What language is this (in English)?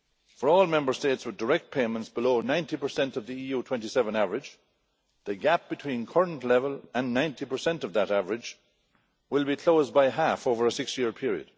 English